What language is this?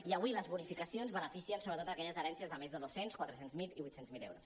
Catalan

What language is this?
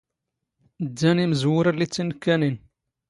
Standard Moroccan Tamazight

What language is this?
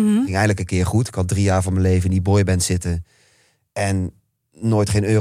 Dutch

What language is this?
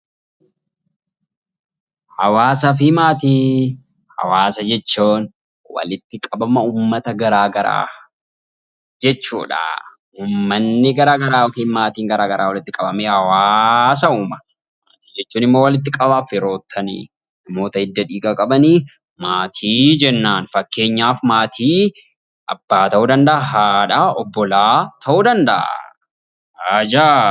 Oromo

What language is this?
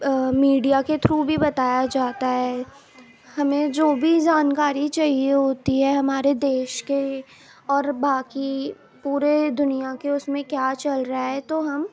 Urdu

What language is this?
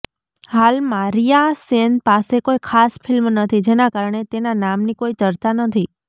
Gujarati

